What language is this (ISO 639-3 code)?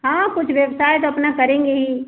hin